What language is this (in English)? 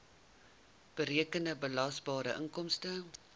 Afrikaans